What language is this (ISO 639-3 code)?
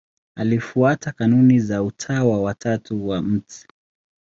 swa